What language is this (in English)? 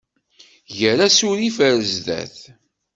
Kabyle